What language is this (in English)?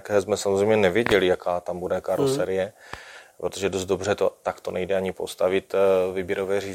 Czech